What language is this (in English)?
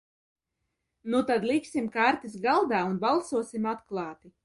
Latvian